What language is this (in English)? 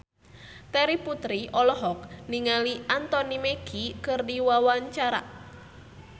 Sundanese